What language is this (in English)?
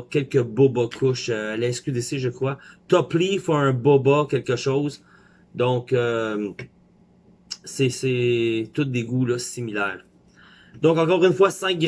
French